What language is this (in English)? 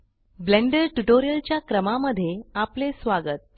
Marathi